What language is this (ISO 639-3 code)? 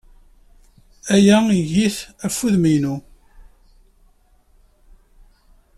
kab